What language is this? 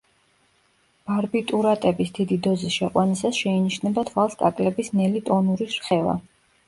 Georgian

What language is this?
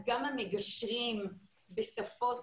Hebrew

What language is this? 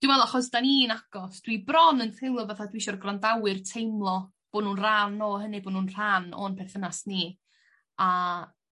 Welsh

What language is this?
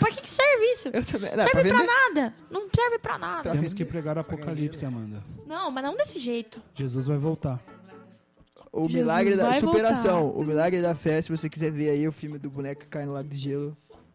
Portuguese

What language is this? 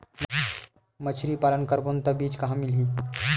Chhattisgarhi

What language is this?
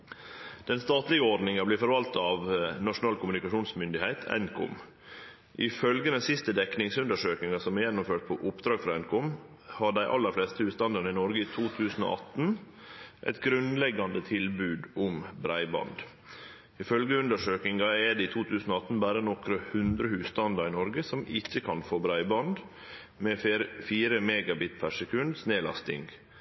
Norwegian Nynorsk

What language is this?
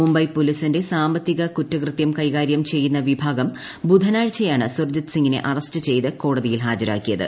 Malayalam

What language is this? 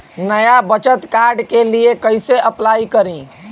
Bhojpuri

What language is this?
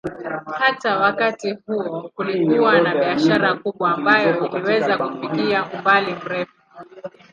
Swahili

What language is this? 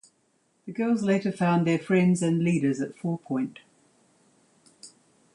English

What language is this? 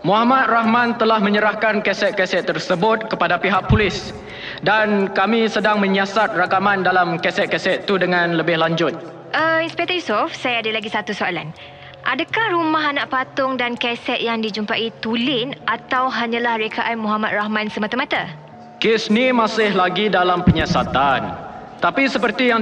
Malay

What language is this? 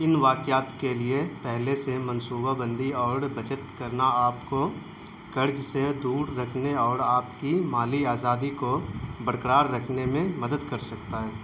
Urdu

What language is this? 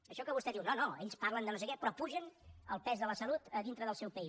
Catalan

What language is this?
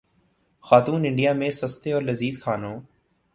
Urdu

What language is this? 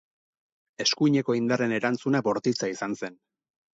Basque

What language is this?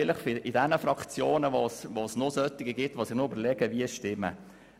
Swiss German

